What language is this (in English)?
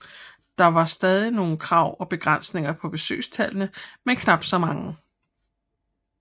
Danish